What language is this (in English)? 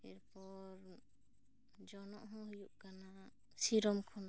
Santali